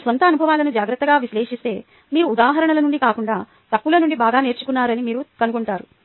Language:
Telugu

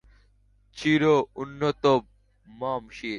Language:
Bangla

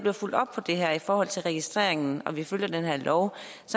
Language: Danish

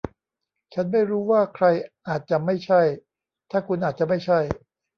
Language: Thai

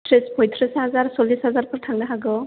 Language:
Bodo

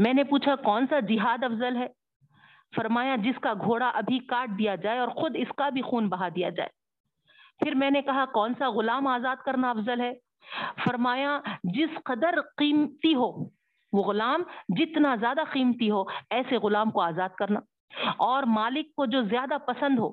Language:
Urdu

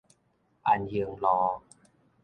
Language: Min Nan Chinese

